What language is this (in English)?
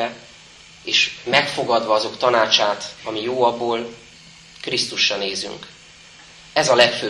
Hungarian